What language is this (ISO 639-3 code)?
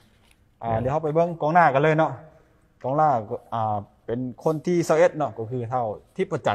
tha